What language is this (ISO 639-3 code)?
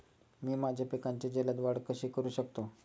mar